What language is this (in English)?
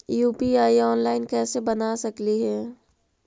Magahi